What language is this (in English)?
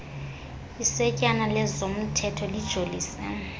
Xhosa